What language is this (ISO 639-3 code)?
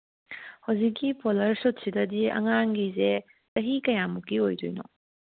mni